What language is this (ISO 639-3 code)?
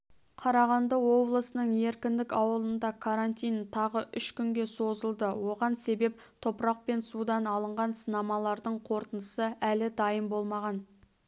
kaz